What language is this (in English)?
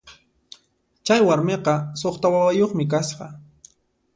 Puno Quechua